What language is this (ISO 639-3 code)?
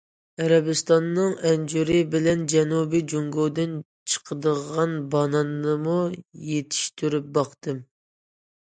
uig